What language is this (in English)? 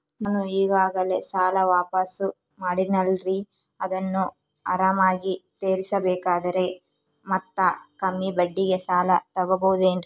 Kannada